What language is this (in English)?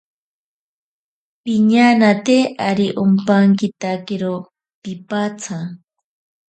Ashéninka Perené